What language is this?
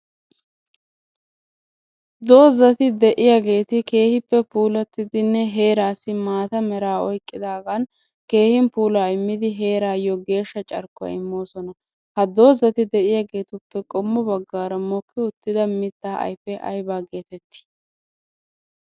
Wolaytta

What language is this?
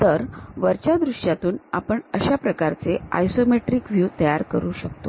Marathi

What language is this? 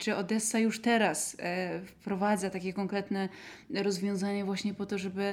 Polish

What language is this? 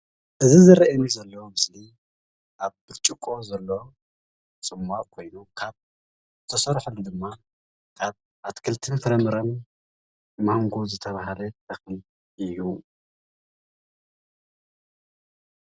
Tigrinya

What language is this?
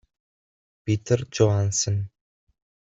Italian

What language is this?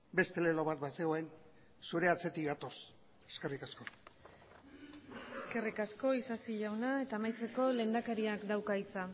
Basque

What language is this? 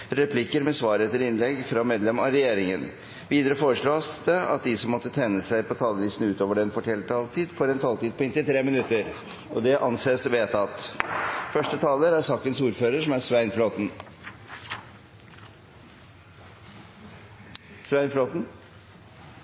Norwegian Bokmål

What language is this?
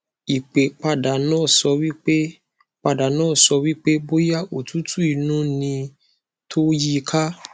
Yoruba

